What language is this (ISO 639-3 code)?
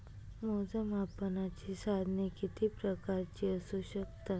mar